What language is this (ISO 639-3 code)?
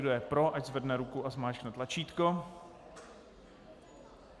ces